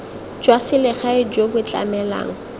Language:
Tswana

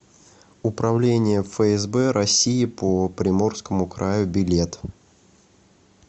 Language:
Russian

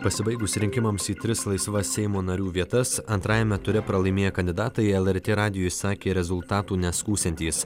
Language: Lithuanian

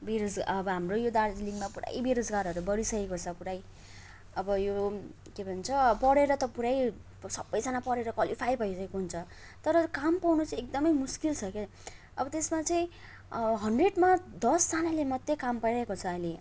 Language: Nepali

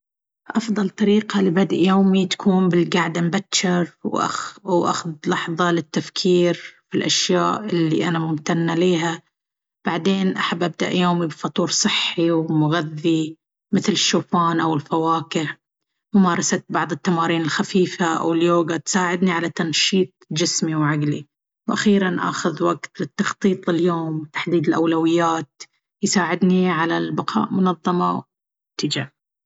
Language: Baharna Arabic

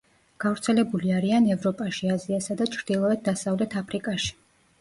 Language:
Georgian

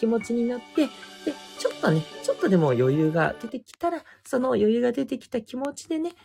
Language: Japanese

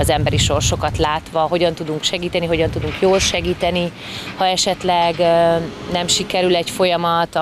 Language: Hungarian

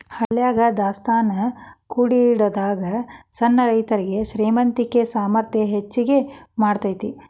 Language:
Kannada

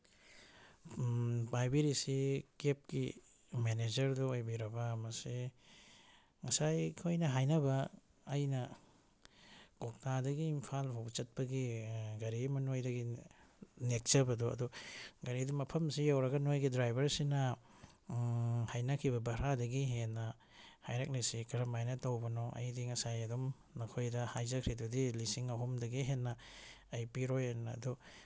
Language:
Manipuri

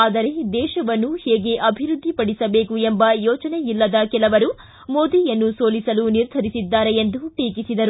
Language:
Kannada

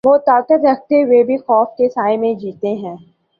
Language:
Urdu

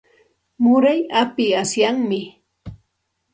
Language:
Santa Ana de Tusi Pasco Quechua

